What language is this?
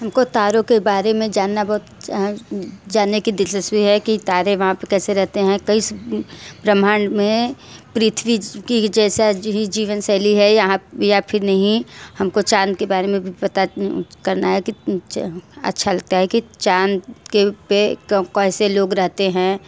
Hindi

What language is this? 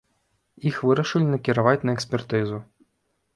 Belarusian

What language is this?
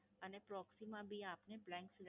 Gujarati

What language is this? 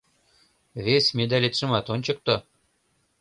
Mari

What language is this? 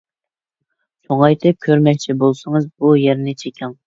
Uyghur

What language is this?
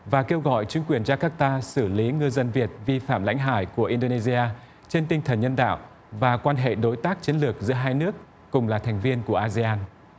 Vietnamese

